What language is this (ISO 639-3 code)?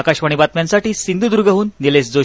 mar